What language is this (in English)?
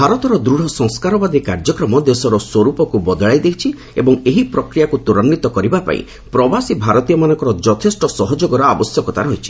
Odia